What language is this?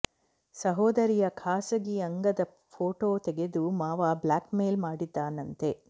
Kannada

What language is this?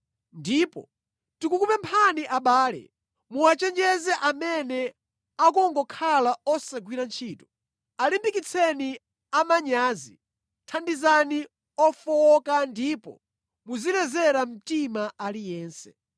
Nyanja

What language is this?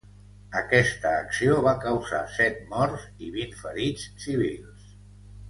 Catalan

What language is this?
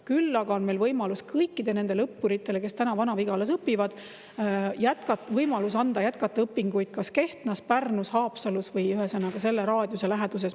Estonian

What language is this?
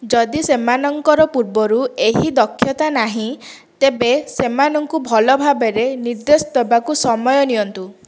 Odia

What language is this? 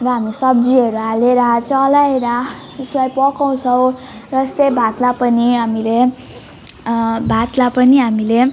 Nepali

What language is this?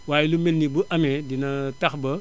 Wolof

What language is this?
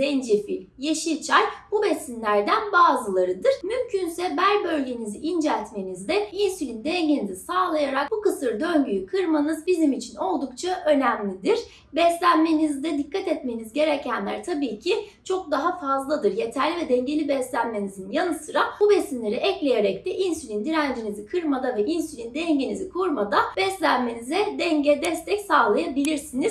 Turkish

